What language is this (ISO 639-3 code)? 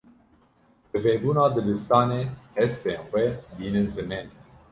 kur